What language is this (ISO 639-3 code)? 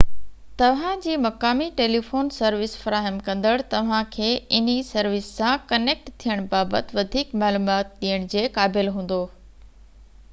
snd